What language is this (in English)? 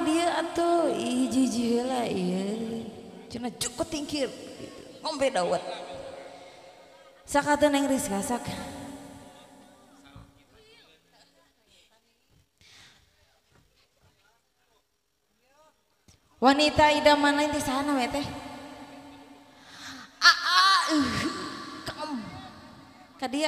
Indonesian